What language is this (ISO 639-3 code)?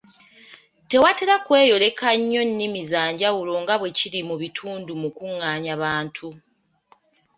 lug